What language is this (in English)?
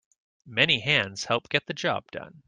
English